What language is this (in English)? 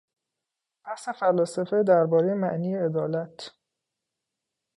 Persian